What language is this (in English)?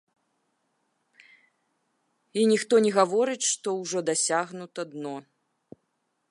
Belarusian